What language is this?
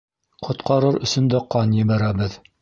Bashkir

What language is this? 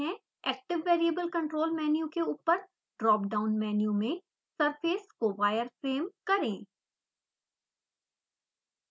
Hindi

